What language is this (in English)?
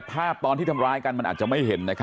Thai